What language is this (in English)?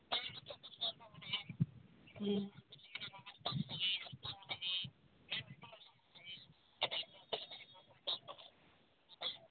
Santali